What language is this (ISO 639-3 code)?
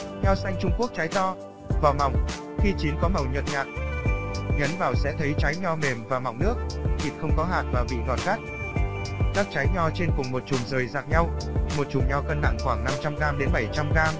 vie